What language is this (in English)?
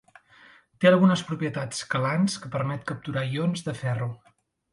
Catalan